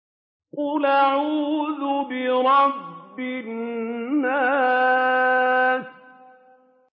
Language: Arabic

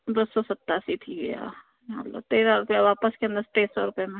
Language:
Sindhi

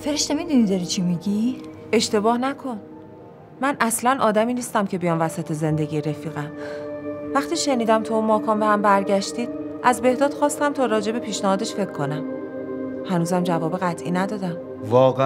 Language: Persian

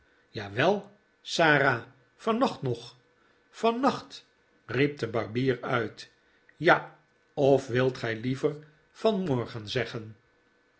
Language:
Dutch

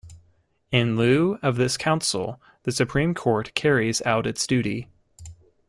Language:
English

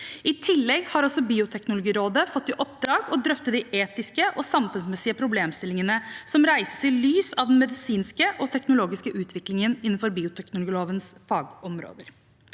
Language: Norwegian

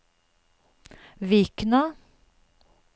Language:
Norwegian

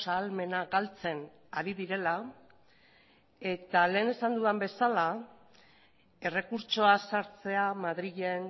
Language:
Basque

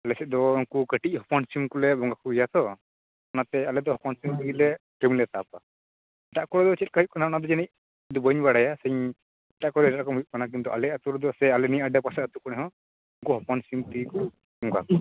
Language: Santali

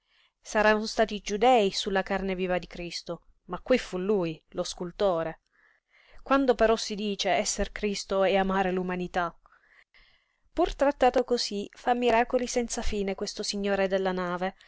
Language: Italian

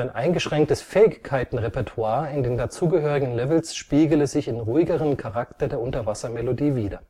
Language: German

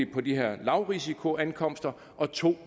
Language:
Danish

